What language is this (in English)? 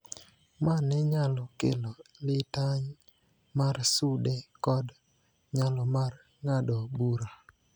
Luo (Kenya and Tanzania)